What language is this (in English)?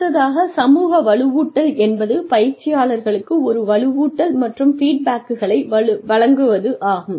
Tamil